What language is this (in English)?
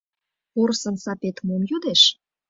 Mari